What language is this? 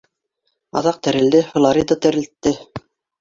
Bashkir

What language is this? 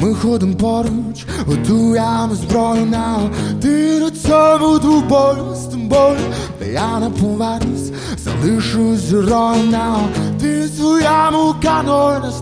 Ukrainian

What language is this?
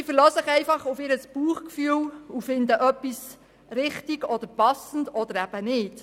Swiss German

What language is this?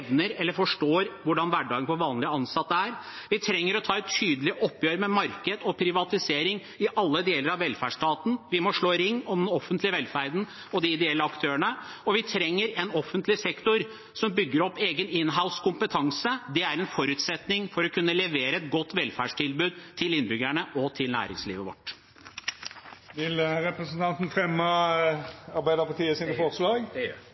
Norwegian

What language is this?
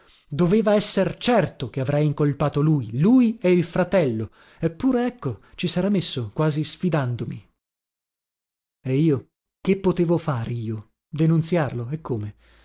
Italian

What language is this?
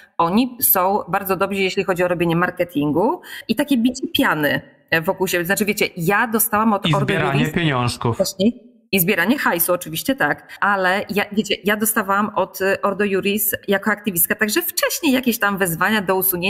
Polish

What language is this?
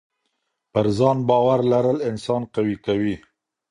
Pashto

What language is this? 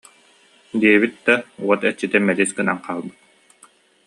Yakut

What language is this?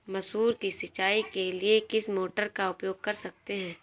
Hindi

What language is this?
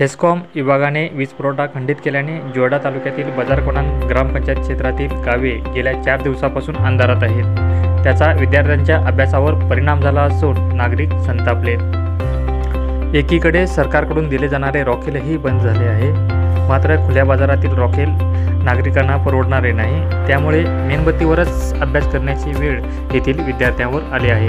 Romanian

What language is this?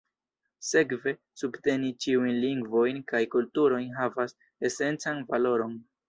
Esperanto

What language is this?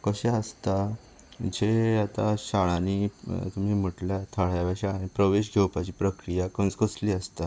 Konkani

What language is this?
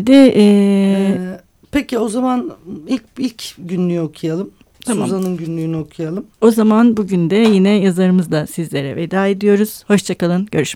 Turkish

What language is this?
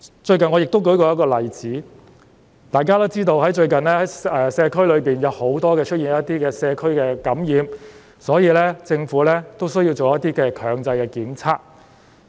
Cantonese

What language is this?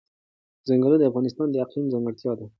Pashto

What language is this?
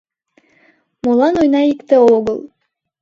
Mari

